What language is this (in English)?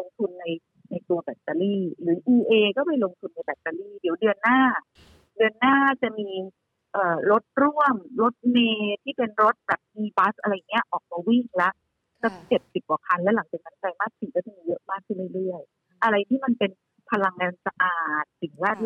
Thai